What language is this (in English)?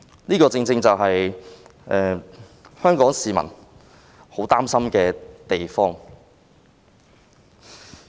Cantonese